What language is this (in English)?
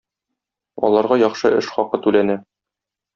Tatar